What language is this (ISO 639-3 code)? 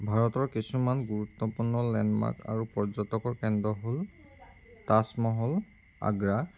asm